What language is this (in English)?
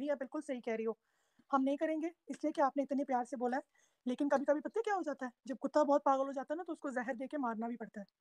Hindi